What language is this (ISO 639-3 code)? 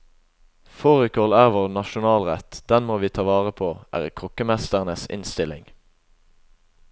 nor